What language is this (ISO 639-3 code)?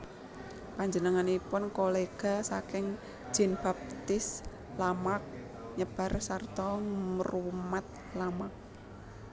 jav